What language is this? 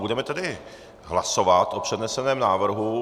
Czech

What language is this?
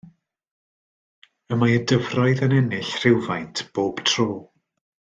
Welsh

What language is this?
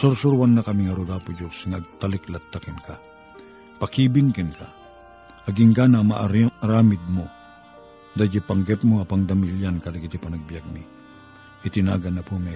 Filipino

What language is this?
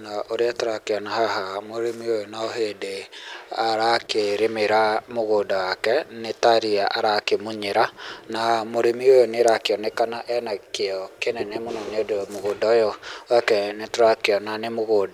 Kikuyu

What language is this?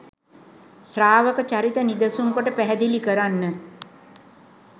Sinhala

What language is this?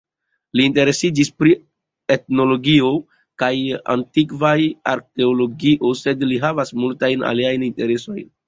Esperanto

